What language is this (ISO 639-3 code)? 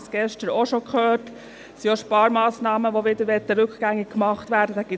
gsw